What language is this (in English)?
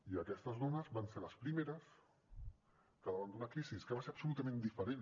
Catalan